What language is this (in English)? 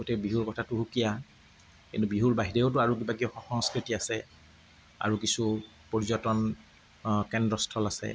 Assamese